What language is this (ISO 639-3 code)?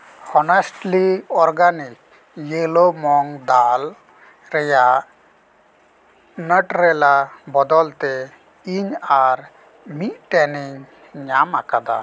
sat